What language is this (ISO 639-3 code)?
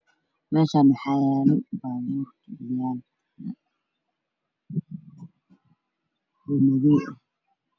som